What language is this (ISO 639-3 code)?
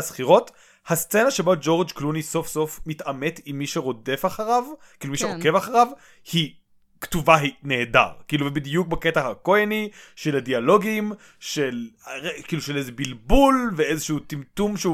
heb